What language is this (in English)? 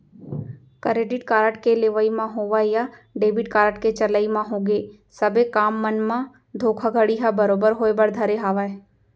Chhattisgarhi